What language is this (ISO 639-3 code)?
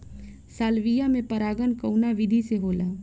bho